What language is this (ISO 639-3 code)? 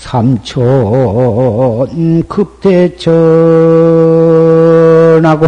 kor